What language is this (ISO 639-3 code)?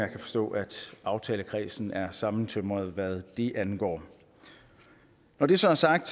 dan